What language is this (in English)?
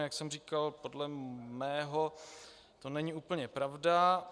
Czech